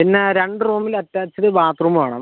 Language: Malayalam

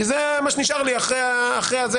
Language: Hebrew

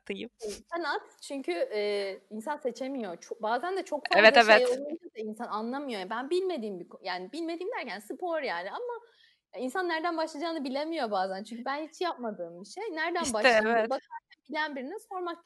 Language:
Turkish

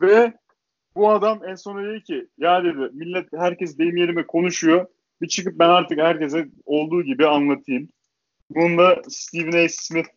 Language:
Turkish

